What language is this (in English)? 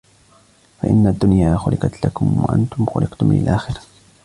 Arabic